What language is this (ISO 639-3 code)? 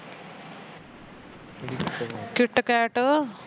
pan